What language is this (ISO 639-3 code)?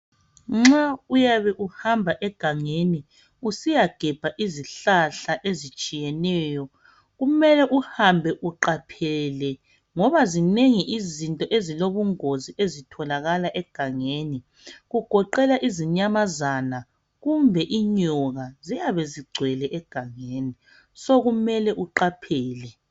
nde